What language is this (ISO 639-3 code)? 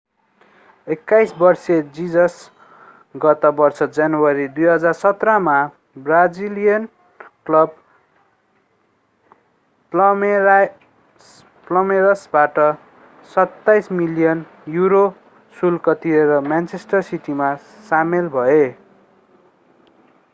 nep